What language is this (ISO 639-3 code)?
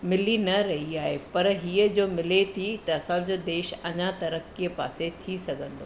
snd